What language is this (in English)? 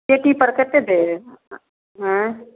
Maithili